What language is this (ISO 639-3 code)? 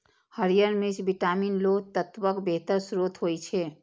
mai